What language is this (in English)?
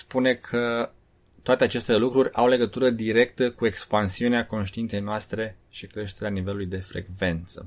Romanian